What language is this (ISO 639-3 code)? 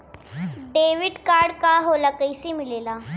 bho